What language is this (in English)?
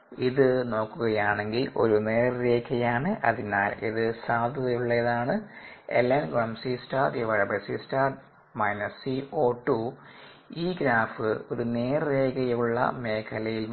Malayalam